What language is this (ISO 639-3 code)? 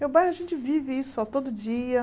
por